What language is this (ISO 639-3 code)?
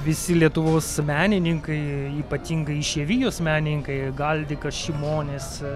lit